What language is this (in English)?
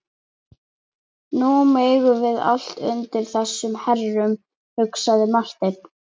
Icelandic